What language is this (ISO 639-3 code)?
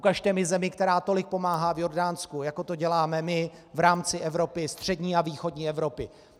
ces